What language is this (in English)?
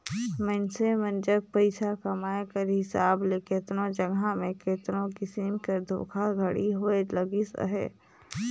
Chhattisgarhi